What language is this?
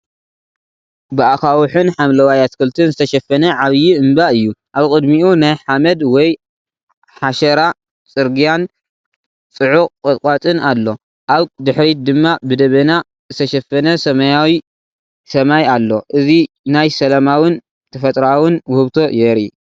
Tigrinya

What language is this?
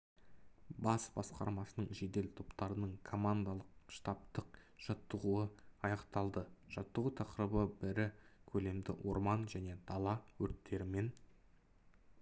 Kazakh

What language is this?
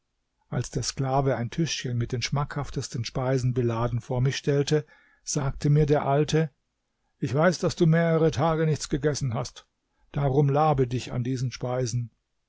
German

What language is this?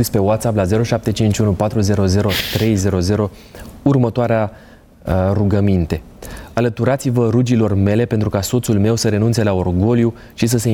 Romanian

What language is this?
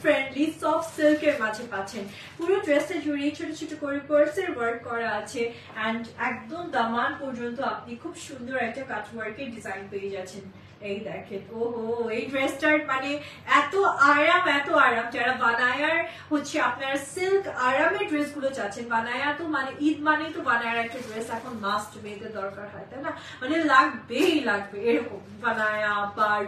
Bangla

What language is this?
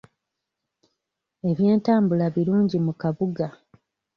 Ganda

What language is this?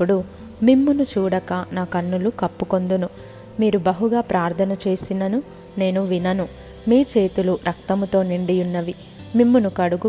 Telugu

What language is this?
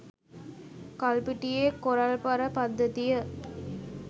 Sinhala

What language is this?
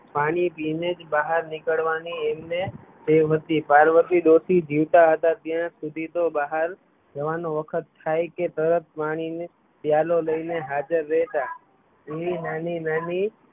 Gujarati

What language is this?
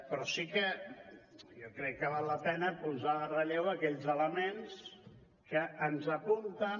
Catalan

